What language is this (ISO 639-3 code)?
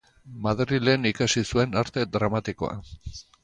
eus